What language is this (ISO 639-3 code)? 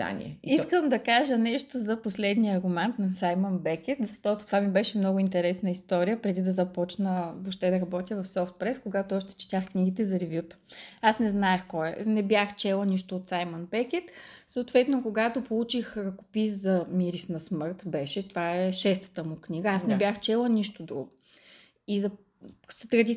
bul